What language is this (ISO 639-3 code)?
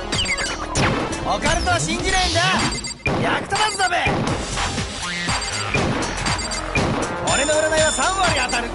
jpn